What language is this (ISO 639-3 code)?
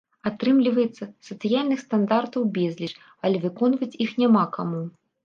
bel